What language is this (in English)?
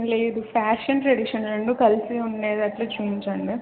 Telugu